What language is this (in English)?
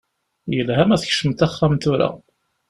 Kabyle